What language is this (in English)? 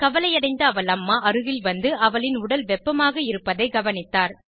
Tamil